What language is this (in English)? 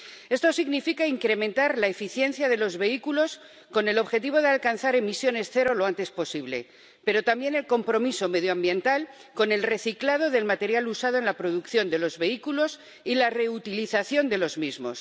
Spanish